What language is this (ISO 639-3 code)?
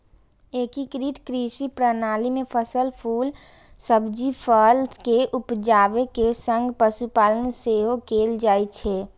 mai